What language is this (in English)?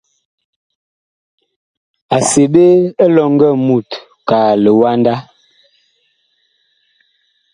Bakoko